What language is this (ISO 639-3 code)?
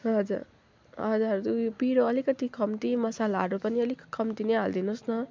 nep